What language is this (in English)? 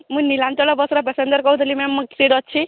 Odia